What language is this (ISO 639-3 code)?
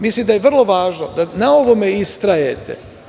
srp